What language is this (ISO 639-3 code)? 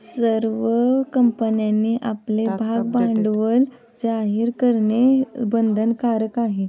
mar